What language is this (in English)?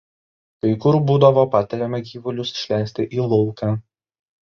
Lithuanian